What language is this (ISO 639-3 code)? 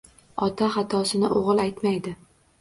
uzb